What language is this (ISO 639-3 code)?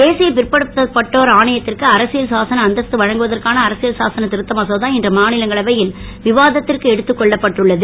tam